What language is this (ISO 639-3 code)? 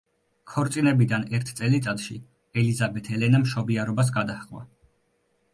kat